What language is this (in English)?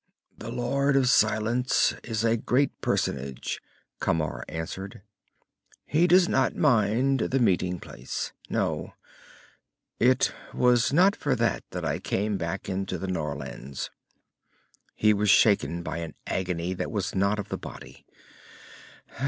English